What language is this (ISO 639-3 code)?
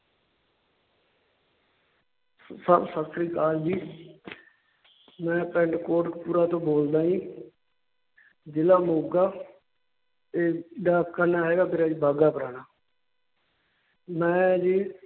pan